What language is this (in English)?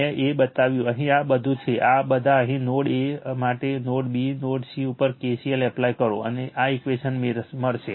Gujarati